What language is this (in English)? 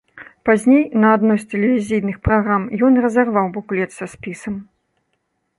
Belarusian